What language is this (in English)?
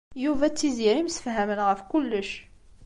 Kabyle